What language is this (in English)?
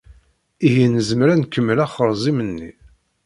Kabyle